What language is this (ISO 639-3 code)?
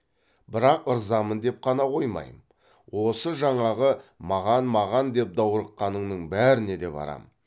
kaz